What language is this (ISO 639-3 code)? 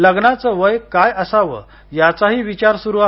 mar